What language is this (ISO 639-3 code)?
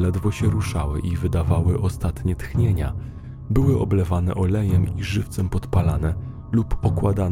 pol